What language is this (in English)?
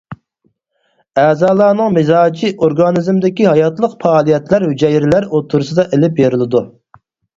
Uyghur